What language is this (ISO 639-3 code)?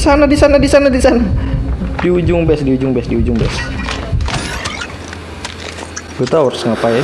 ind